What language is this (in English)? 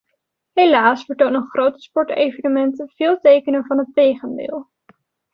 Dutch